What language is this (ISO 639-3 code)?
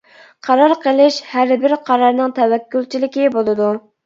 uig